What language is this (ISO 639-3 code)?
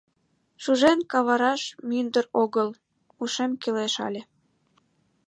chm